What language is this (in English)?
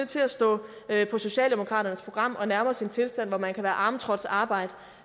Danish